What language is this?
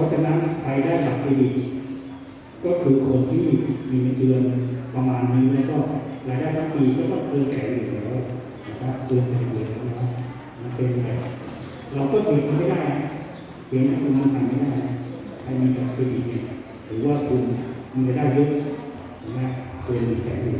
Thai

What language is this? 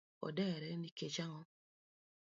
Luo (Kenya and Tanzania)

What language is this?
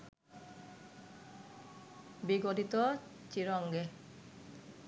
Bangla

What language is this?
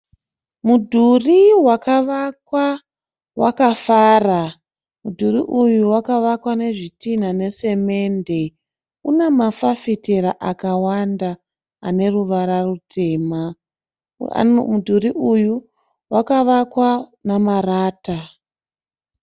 Shona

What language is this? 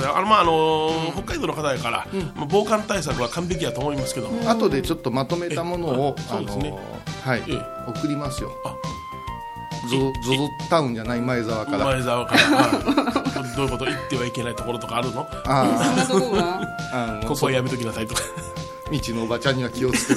Japanese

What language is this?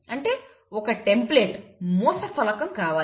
Telugu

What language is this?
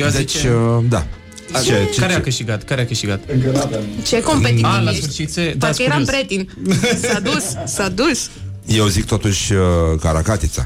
Romanian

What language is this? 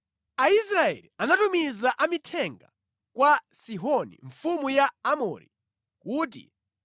Nyanja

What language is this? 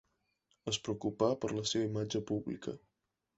Catalan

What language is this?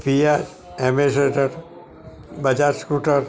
Gujarati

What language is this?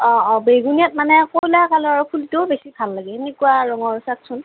Assamese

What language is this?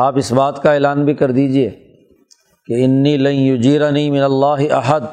Urdu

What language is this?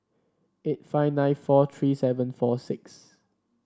English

